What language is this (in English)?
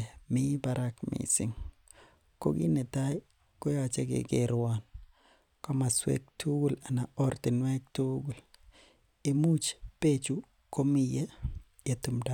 Kalenjin